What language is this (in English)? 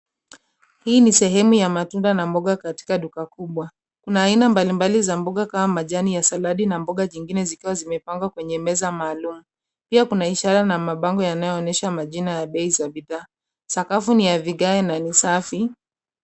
Swahili